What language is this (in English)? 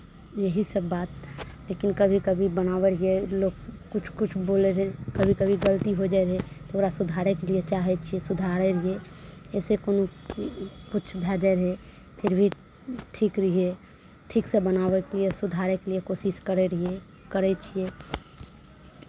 Maithili